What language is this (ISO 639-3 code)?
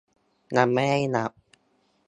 tha